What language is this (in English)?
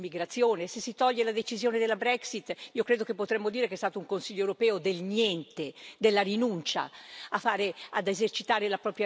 Italian